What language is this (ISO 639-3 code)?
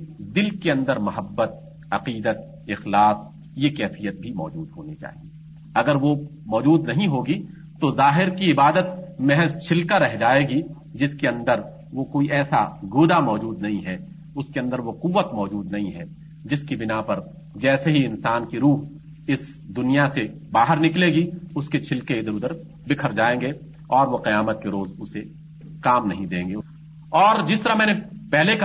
urd